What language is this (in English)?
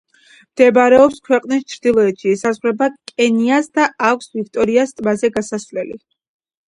Georgian